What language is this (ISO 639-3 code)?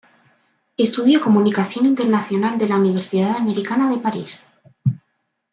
spa